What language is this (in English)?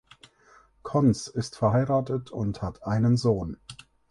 German